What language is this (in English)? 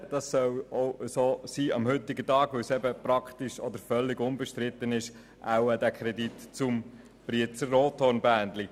Swiss German